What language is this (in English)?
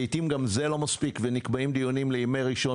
Hebrew